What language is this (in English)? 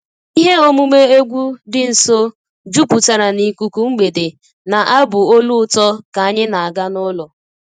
Igbo